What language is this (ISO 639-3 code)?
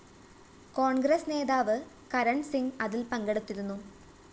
mal